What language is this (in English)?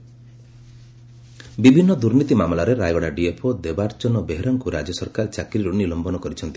Odia